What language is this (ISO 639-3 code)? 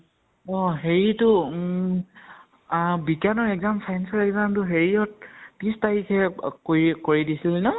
asm